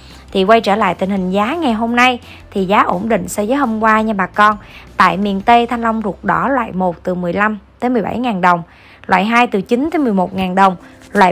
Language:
Vietnamese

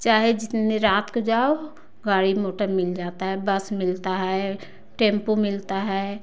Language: Hindi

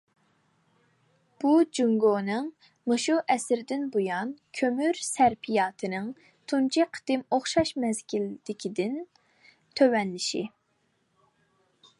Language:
Uyghur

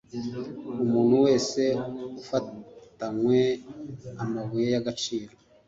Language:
Kinyarwanda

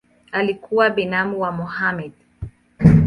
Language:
Swahili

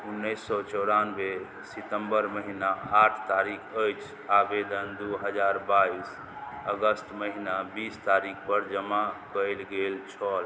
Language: Maithili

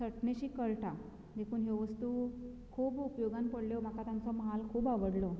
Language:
Konkani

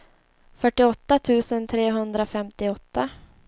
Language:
Swedish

